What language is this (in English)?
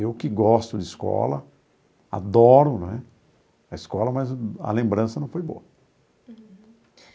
Portuguese